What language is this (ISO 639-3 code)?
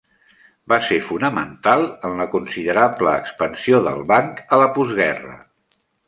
cat